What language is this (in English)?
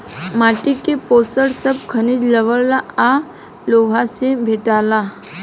Bhojpuri